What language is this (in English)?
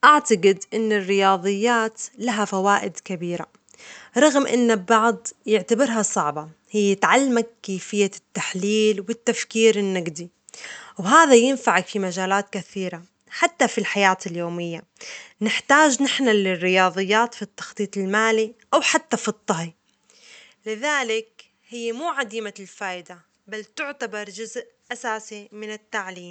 Omani Arabic